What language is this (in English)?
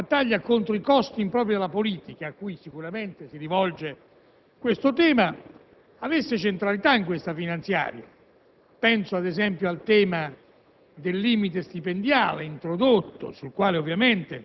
Italian